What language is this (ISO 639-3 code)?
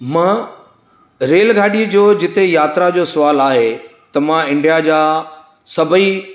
snd